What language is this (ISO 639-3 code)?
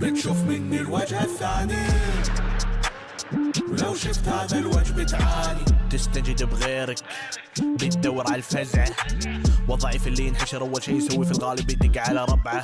ara